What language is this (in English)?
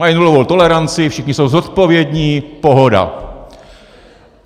Czech